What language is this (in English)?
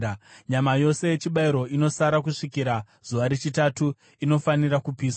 Shona